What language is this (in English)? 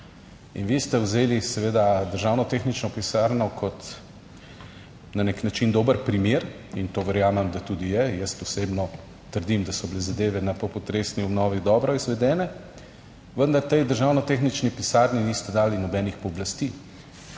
Slovenian